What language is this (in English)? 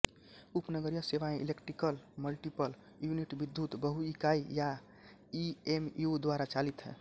Hindi